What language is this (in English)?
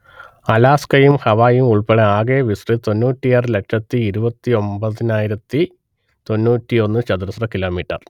Malayalam